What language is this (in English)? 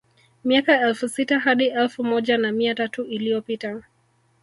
Swahili